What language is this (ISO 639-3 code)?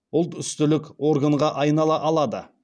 kaz